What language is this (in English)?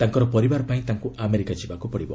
Odia